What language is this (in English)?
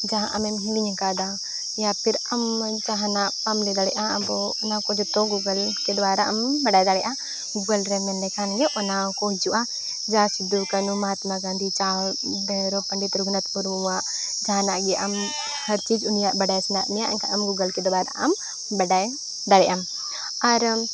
Santali